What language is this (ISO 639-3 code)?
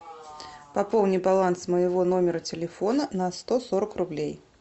rus